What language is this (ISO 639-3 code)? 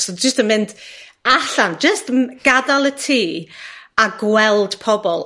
cym